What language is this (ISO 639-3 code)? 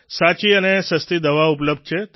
guj